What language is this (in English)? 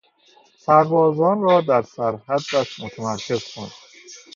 Persian